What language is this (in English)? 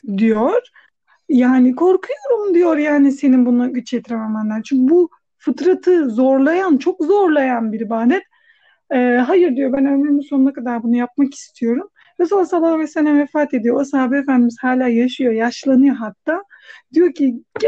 Turkish